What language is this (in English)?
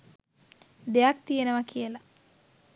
Sinhala